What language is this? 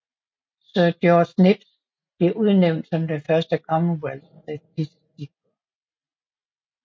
Danish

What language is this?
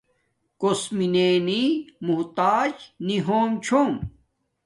Domaaki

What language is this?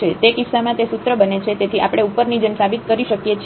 Gujarati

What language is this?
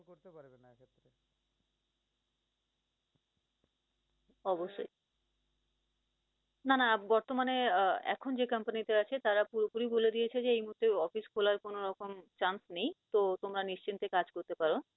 Bangla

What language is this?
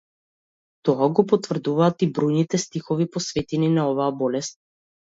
Macedonian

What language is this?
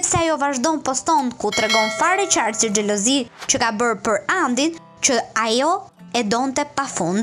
Italian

